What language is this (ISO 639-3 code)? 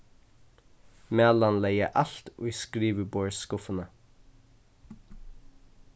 fao